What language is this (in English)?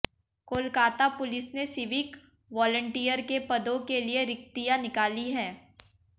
Hindi